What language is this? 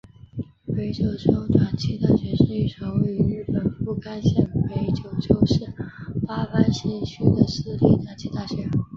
Chinese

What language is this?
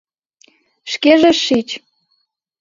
Mari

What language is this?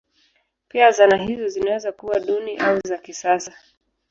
Swahili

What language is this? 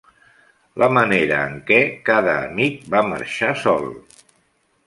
Catalan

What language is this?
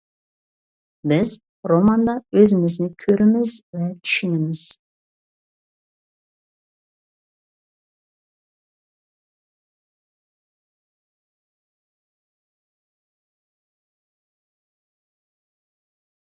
Uyghur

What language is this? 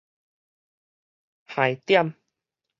Min Nan Chinese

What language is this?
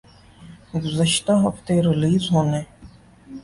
Urdu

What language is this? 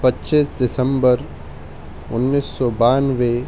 Urdu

